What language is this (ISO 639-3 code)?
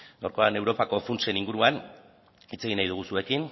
eus